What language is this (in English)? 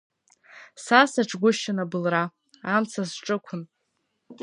Abkhazian